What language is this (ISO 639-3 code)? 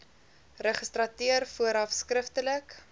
afr